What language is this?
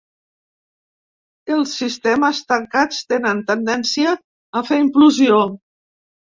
Catalan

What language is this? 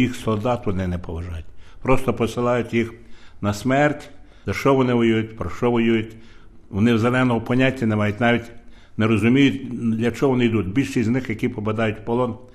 Ukrainian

